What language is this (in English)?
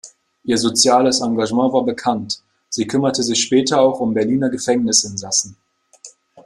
German